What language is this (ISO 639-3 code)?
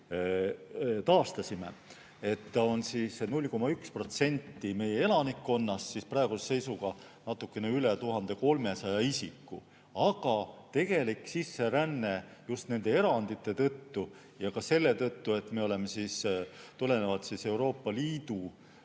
est